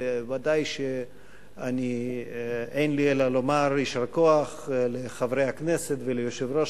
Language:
Hebrew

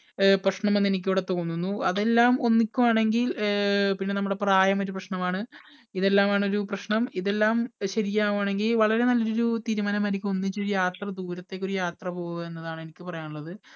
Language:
Malayalam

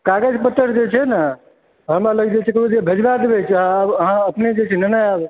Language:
Maithili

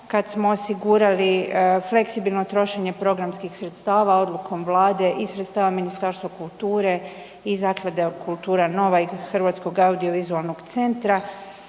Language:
Croatian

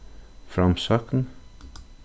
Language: Faroese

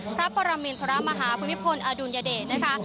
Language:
Thai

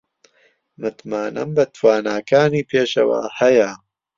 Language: Central Kurdish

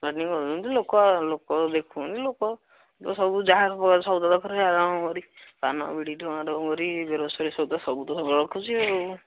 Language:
Odia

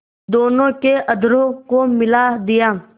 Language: Hindi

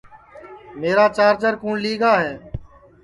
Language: Sansi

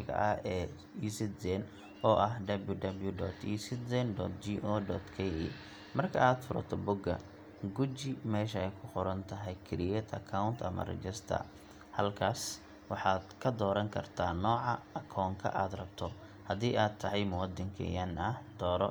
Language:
Somali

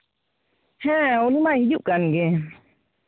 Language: Santali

